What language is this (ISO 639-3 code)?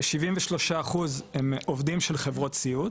heb